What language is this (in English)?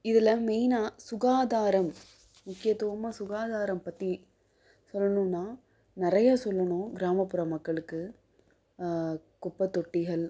Tamil